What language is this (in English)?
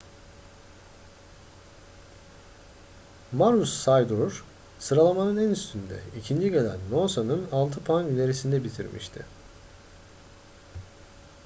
Turkish